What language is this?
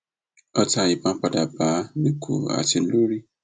Yoruba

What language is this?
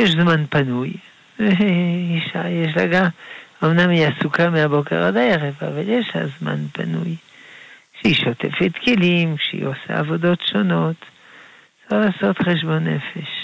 Hebrew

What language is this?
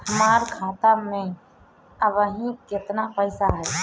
Bhojpuri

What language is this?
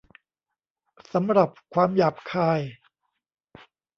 Thai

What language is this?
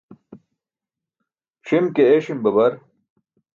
Burushaski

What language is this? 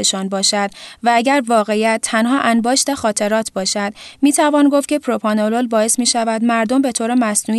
Persian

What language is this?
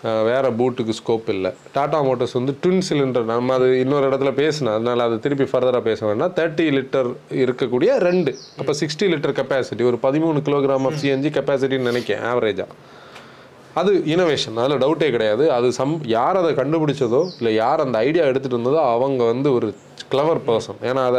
Tamil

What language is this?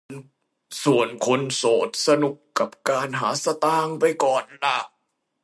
Thai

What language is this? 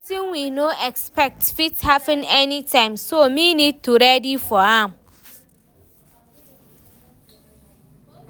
Nigerian Pidgin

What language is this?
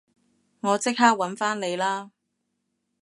Cantonese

